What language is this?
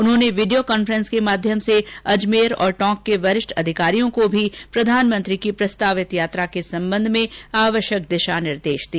Hindi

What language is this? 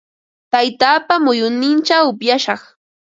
Ambo-Pasco Quechua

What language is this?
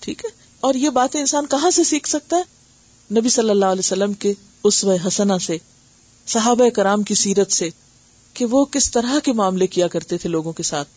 Urdu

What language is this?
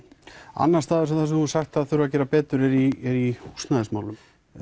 Icelandic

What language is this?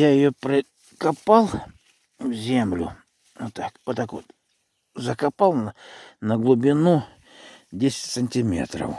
Russian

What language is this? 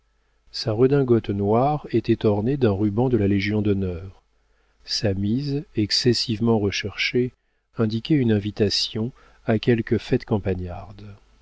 French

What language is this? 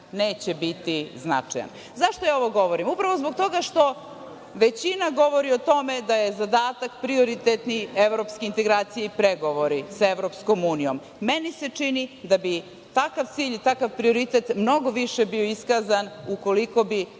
Serbian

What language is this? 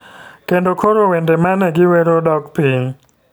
Luo (Kenya and Tanzania)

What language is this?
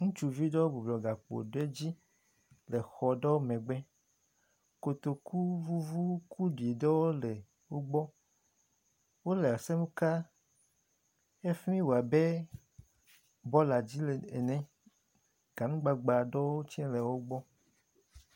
Ewe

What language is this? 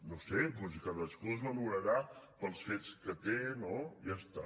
Catalan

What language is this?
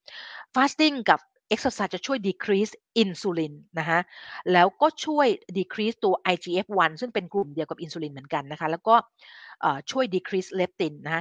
Thai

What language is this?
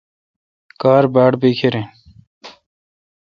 Kalkoti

